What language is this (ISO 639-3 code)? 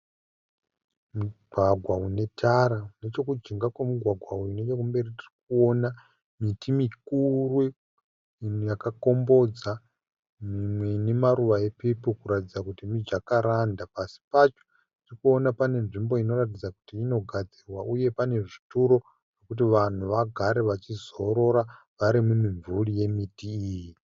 sna